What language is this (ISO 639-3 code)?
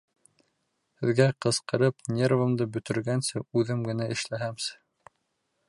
bak